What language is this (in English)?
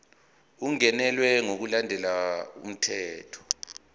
Zulu